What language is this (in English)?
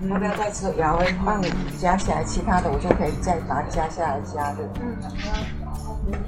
Chinese